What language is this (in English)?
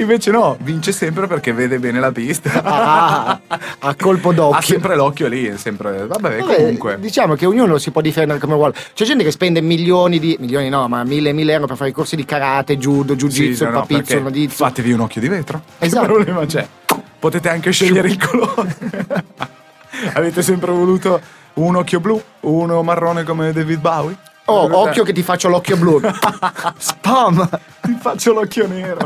Italian